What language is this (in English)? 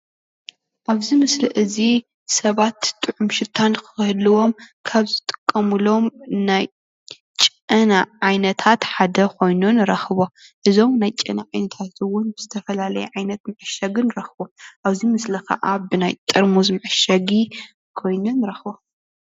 Tigrinya